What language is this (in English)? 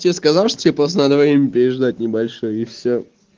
Russian